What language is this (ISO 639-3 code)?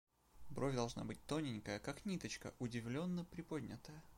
rus